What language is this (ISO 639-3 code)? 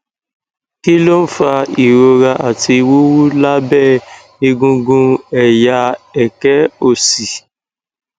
yor